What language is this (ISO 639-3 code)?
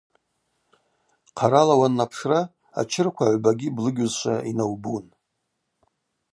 abq